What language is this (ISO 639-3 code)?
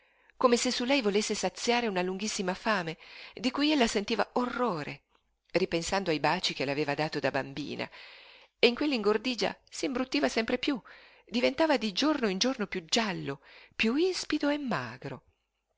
ita